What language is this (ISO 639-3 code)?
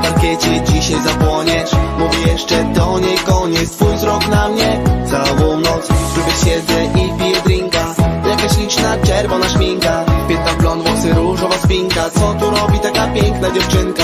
pol